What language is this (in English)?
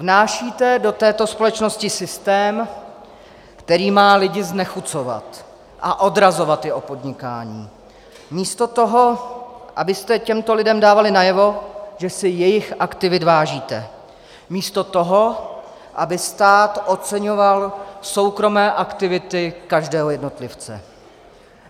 Czech